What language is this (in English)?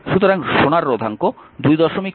Bangla